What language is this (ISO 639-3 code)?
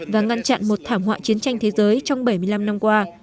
vie